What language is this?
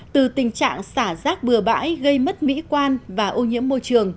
Vietnamese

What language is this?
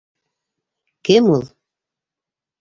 Bashkir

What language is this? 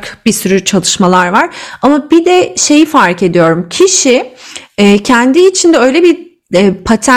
Turkish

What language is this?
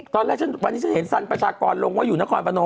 Thai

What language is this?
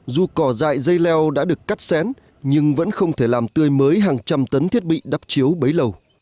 Vietnamese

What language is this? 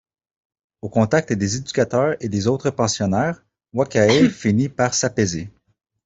French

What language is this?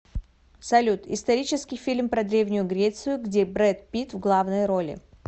Russian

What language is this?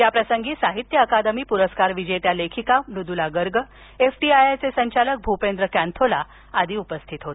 Marathi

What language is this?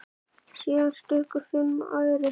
Icelandic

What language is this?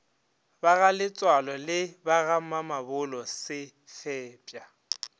Northern Sotho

